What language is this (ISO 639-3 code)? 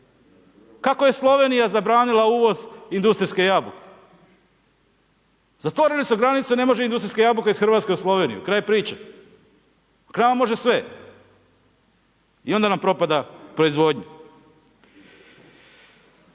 hrv